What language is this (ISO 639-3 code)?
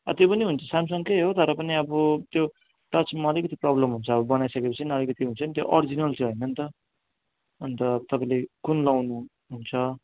nep